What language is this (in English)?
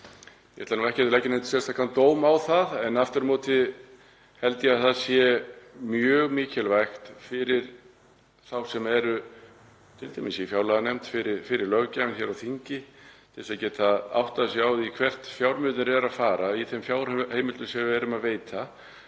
Icelandic